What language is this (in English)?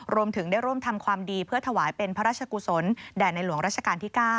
Thai